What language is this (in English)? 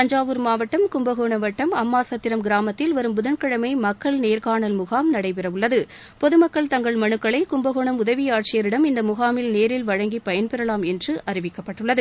Tamil